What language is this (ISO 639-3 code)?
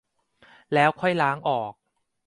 tha